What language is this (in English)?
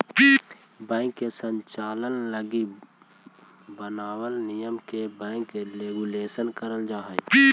Magahi